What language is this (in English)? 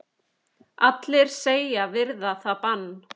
Icelandic